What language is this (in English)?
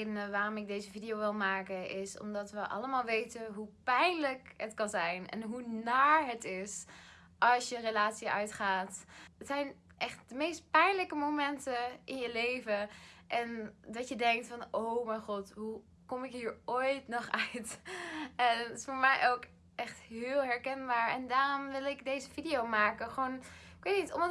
Dutch